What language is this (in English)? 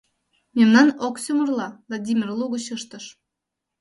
Mari